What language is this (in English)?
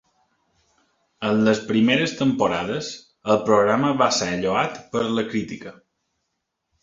Catalan